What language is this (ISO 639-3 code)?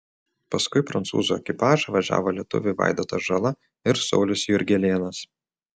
lit